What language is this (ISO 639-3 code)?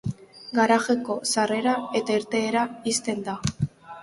eus